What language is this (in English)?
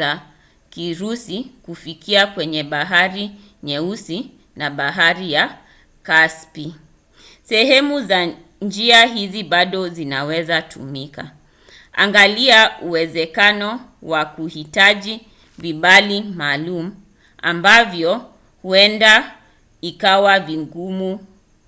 Swahili